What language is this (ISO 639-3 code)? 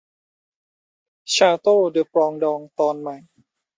tha